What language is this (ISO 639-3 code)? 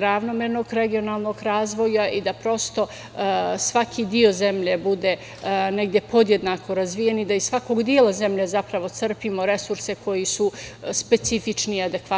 srp